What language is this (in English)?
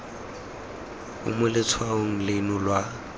Tswana